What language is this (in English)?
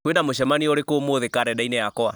Kikuyu